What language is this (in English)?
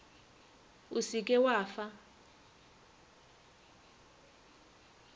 Northern Sotho